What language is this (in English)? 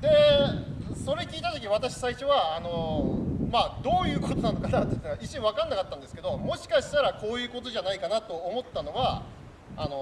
Japanese